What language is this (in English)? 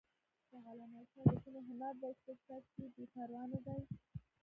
Pashto